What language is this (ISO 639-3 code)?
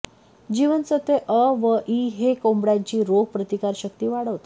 mar